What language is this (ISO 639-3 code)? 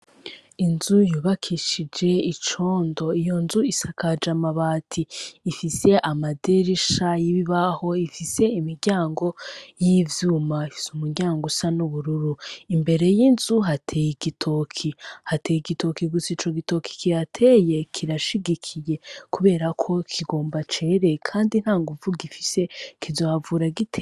run